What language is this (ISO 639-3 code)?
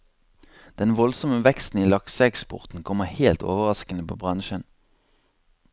nor